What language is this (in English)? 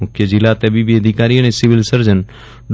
Gujarati